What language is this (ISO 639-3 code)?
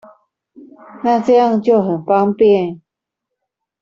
zho